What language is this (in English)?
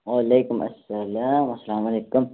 Kashmiri